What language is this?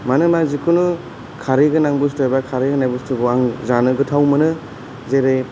Bodo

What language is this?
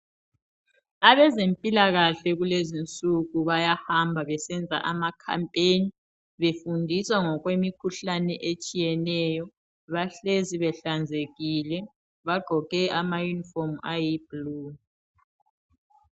North Ndebele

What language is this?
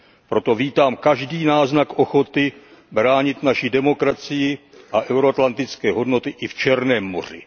Czech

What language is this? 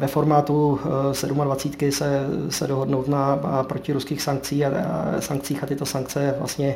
Czech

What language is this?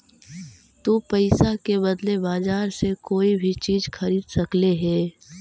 Magahi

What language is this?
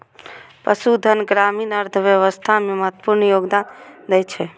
Maithili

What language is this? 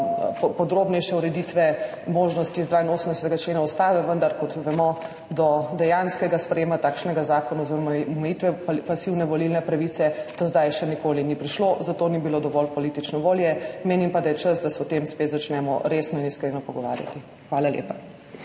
Slovenian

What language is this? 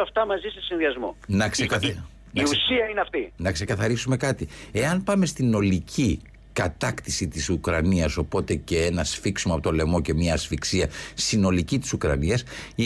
Greek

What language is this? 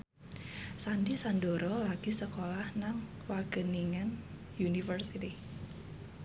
Javanese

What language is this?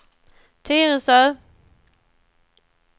Swedish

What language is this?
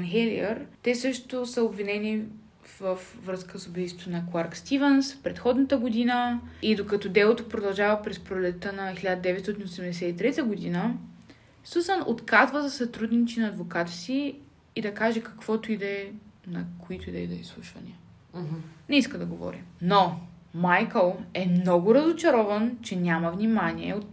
Bulgarian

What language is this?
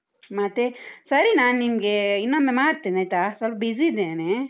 Kannada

